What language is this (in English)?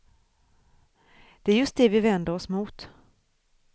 Swedish